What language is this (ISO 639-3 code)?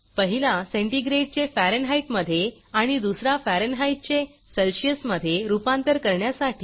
mar